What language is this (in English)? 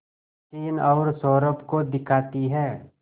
Hindi